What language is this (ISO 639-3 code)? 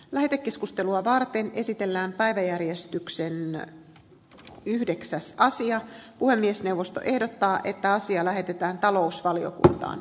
fin